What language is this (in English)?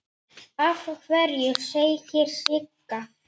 Icelandic